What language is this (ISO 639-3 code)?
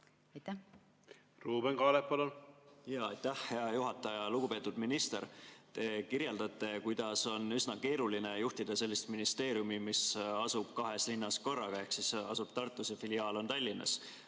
est